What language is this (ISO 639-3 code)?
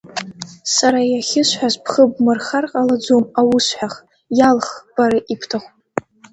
abk